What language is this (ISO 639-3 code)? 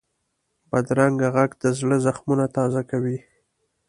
pus